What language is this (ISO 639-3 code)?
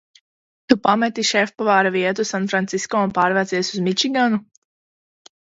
lav